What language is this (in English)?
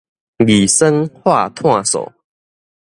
Min Nan Chinese